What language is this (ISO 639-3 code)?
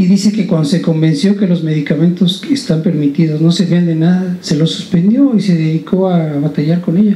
spa